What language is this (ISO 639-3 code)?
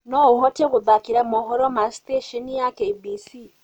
kik